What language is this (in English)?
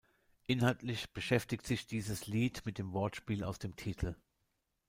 German